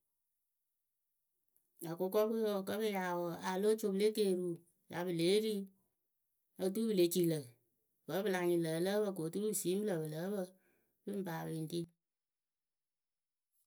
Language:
Akebu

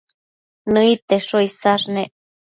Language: Matsés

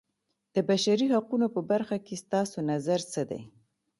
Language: Pashto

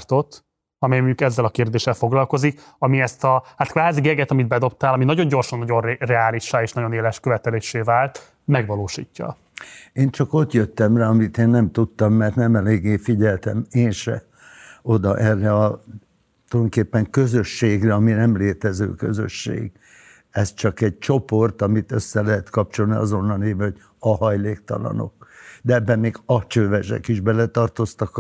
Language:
Hungarian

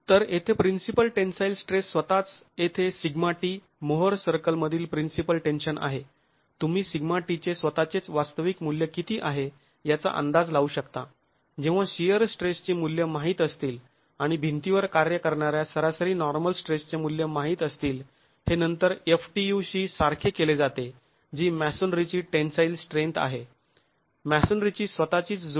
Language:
Marathi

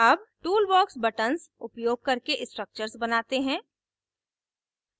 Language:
Hindi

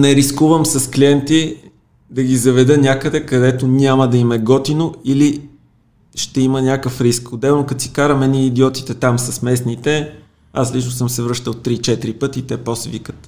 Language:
Bulgarian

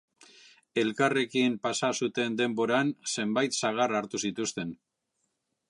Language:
Basque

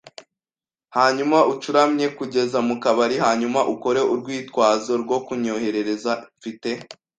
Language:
Kinyarwanda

